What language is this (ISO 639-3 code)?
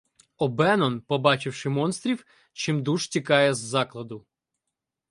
ukr